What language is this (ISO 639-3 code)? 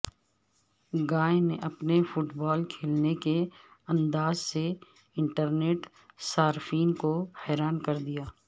urd